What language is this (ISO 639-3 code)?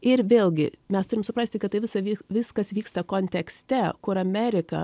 lit